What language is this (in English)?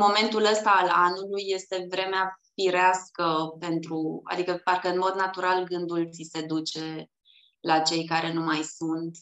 Romanian